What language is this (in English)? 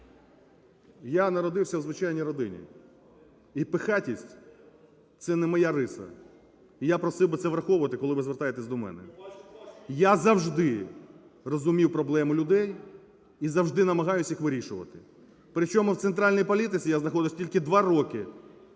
Ukrainian